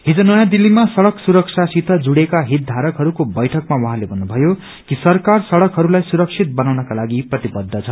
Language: Nepali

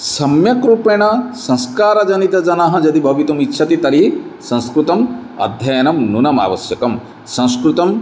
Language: Sanskrit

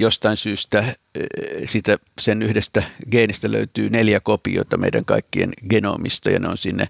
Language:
Finnish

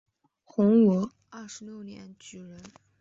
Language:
Chinese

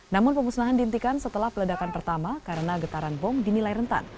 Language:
Indonesian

